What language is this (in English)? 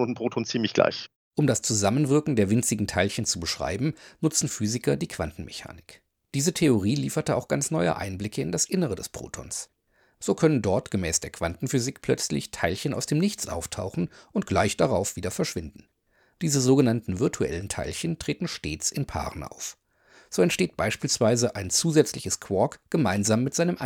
German